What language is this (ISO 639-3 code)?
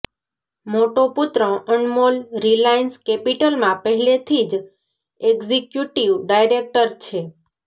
guj